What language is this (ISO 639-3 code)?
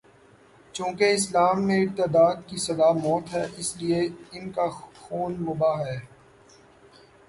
urd